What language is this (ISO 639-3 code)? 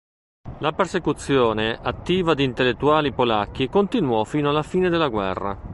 ita